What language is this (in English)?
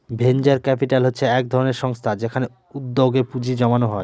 Bangla